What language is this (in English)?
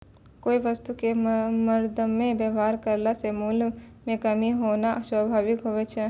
Maithili